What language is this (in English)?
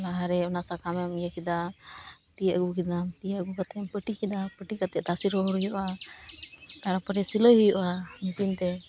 Santali